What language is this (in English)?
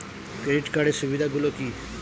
Bangla